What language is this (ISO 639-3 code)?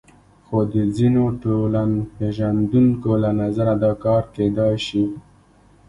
pus